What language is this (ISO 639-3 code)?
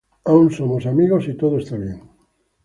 spa